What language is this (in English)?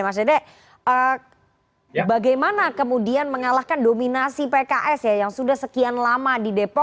Indonesian